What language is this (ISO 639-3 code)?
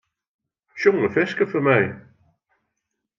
fry